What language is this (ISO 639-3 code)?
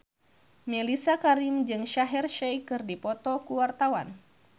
sun